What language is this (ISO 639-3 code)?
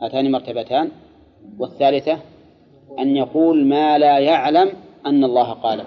ara